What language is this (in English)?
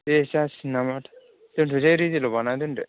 Bodo